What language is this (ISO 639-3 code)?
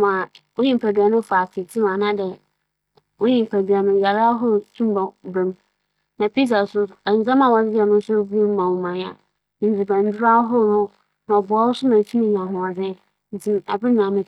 aka